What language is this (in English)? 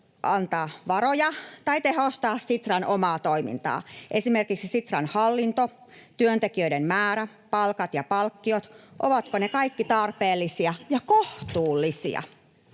Finnish